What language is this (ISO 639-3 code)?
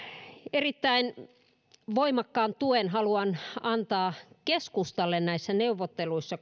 fin